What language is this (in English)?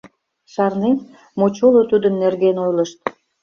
Mari